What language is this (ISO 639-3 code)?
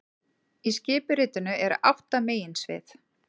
isl